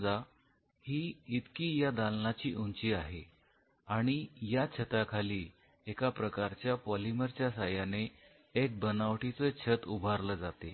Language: Marathi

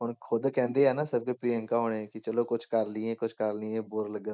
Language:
Punjabi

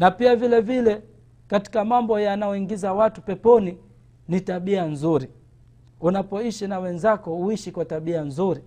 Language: Swahili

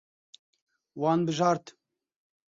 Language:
Kurdish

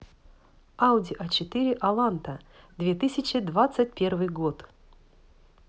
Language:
Russian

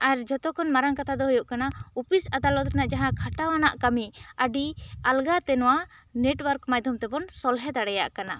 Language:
Santali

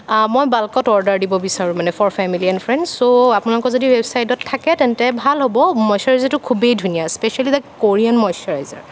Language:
Assamese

